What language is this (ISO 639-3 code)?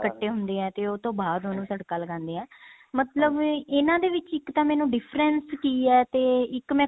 pan